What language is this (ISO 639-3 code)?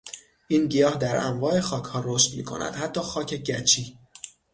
fas